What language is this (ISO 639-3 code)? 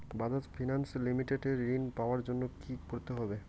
ben